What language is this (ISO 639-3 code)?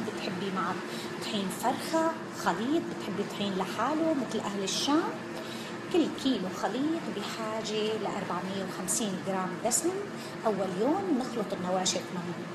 ara